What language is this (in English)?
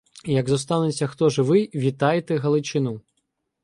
Ukrainian